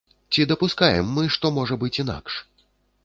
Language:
Belarusian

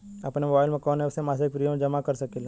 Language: Bhojpuri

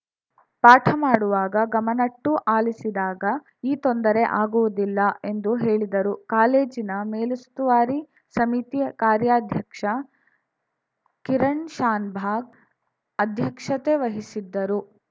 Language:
Kannada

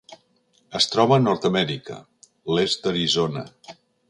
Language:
Catalan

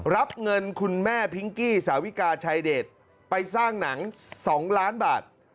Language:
Thai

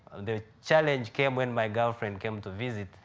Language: English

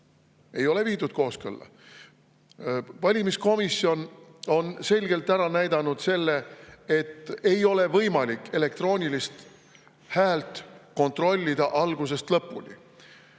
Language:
Estonian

